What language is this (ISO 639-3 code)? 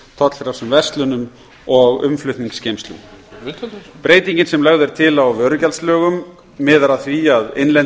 isl